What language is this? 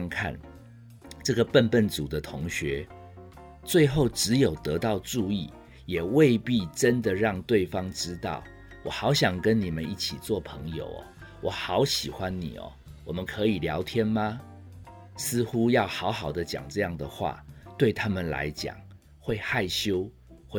Chinese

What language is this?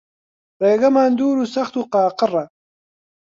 Central Kurdish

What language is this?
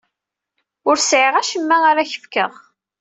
Kabyle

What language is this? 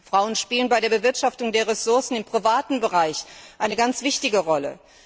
German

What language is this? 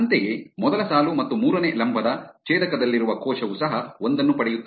Kannada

